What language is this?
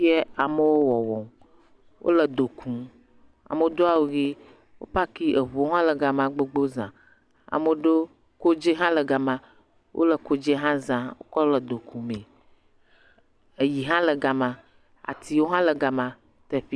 Ewe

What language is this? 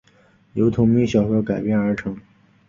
Chinese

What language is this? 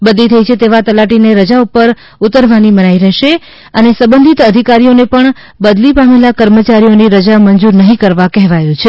Gujarati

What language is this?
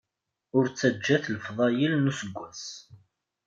Kabyle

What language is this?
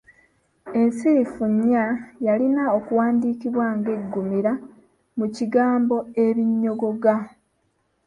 Ganda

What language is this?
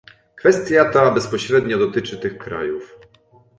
Polish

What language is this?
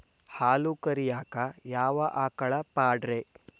Kannada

